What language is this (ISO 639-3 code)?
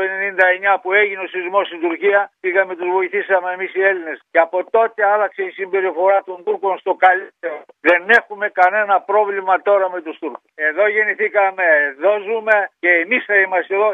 ell